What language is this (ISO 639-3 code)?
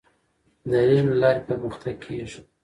pus